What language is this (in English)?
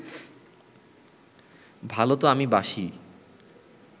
Bangla